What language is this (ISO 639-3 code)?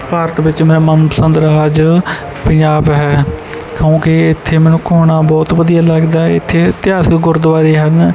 pan